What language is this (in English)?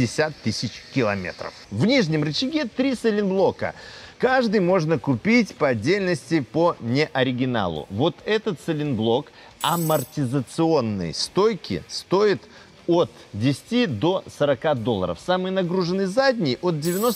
Russian